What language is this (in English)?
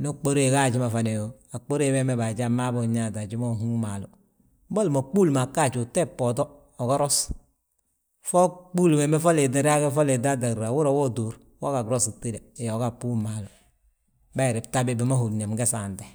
Balanta-Ganja